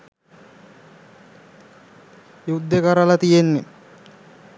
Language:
Sinhala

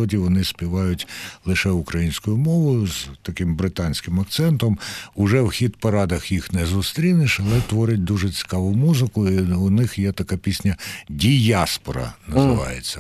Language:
Ukrainian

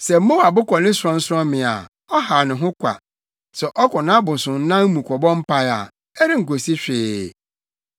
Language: Akan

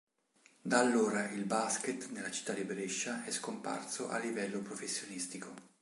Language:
Italian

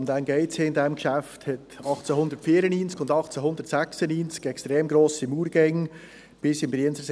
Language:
Swiss German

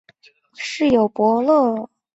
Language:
Chinese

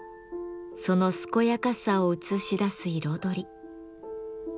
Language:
Japanese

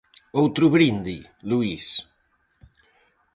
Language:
Galician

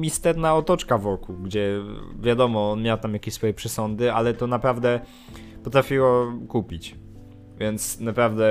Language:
Polish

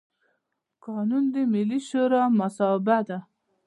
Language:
Pashto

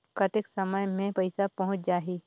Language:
Chhattisgarhi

